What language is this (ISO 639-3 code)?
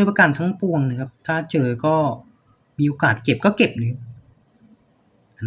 tha